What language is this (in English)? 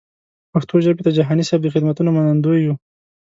Pashto